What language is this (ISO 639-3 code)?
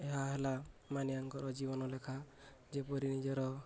ori